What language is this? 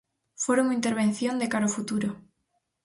Galician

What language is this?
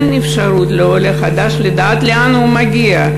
Hebrew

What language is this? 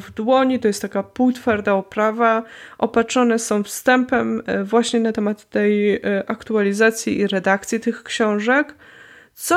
Polish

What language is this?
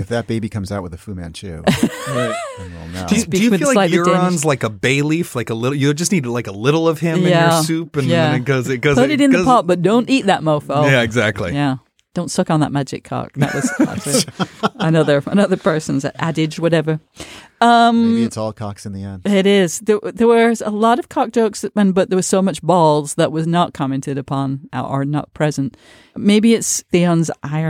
English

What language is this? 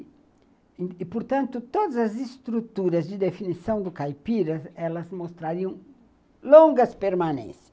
Portuguese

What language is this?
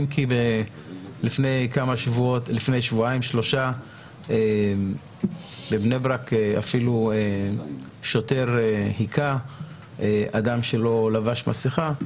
Hebrew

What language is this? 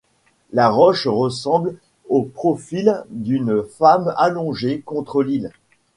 French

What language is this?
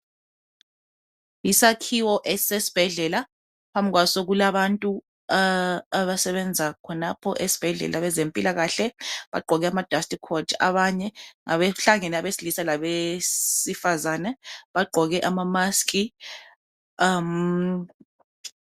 North Ndebele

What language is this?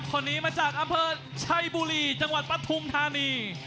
Thai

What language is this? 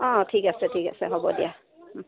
Assamese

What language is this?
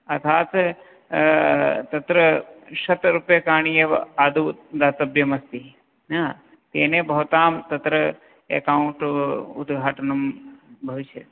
Sanskrit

